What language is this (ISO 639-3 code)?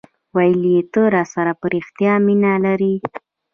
pus